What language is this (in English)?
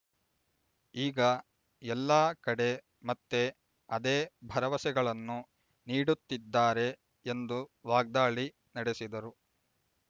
Kannada